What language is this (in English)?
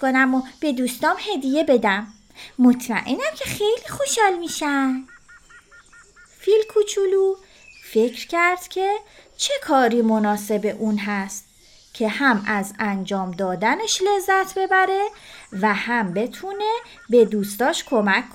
Persian